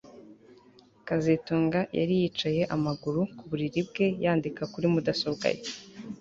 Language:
Kinyarwanda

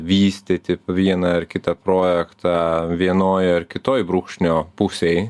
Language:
Lithuanian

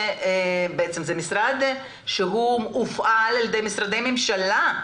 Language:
Hebrew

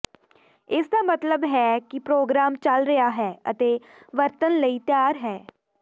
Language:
Punjabi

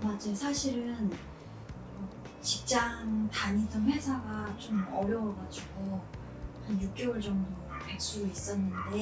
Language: Korean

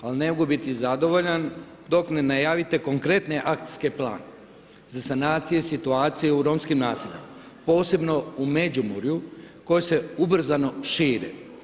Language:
Croatian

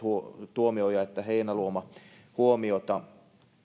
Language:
Finnish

